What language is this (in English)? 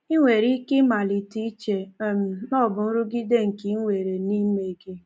Igbo